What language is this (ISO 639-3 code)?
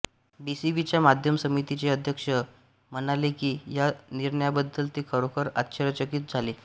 mar